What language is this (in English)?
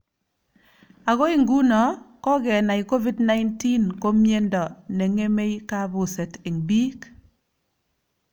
Kalenjin